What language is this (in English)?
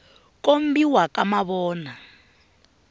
Tsonga